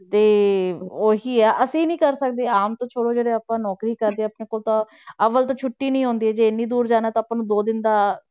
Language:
Punjabi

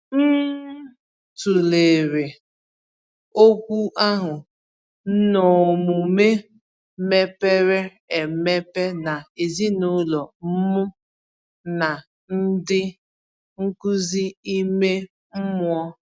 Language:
Igbo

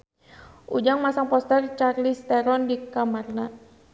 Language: Sundanese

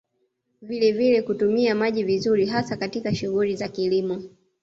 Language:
Swahili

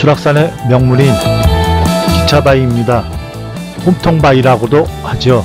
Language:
Korean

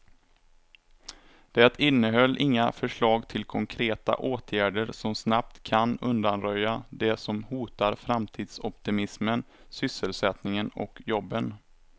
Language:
Swedish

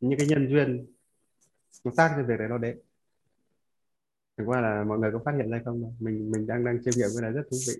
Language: Vietnamese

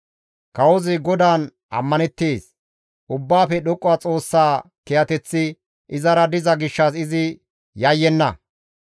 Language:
Gamo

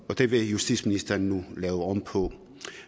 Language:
Danish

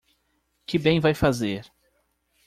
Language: Portuguese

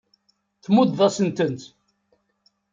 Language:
Kabyle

